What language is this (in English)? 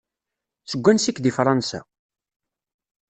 Kabyle